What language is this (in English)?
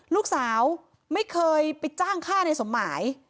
Thai